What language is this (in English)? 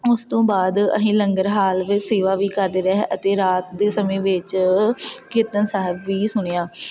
Punjabi